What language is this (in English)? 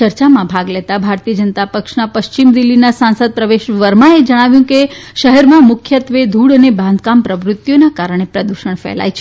Gujarati